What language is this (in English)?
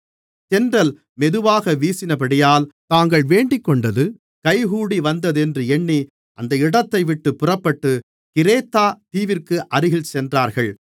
Tamil